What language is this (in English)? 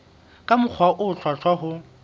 Southern Sotho